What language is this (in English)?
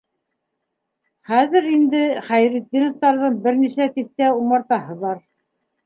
Bashkir